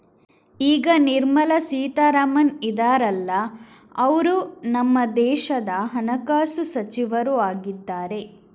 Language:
Kannada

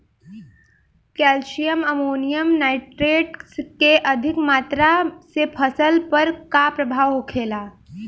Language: Bhojpuri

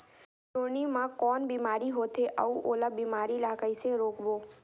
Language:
Chhattisgarhi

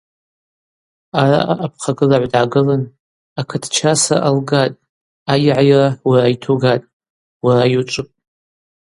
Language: Abaza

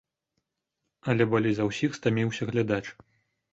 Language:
Belarusian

